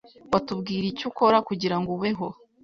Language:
Kinyarwanda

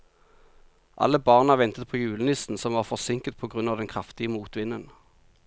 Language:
Norwegian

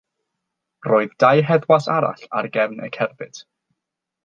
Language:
Welsh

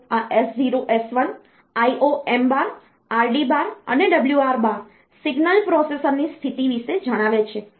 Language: Gujarati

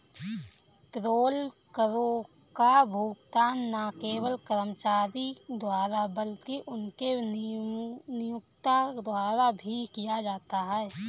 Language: Hindi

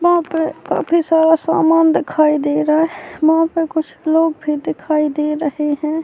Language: Urdu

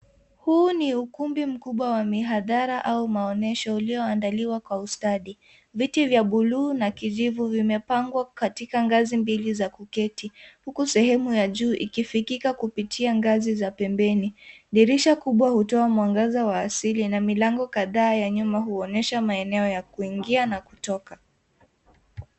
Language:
Swahili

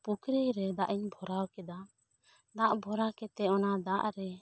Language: Santali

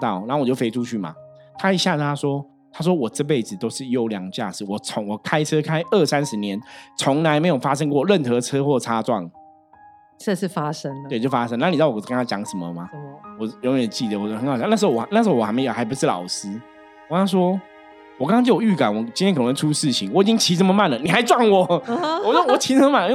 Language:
Chinese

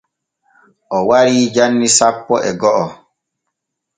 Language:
Borgu Fulfulde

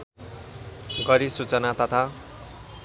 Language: Nepali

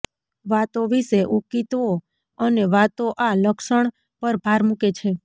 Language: Gujarati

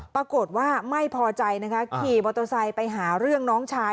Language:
Thai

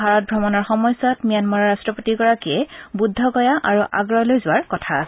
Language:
Assamese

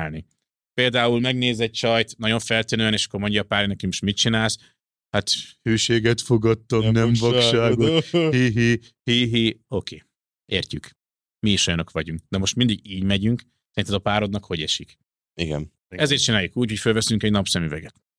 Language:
Hungarian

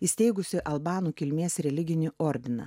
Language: Lithuanian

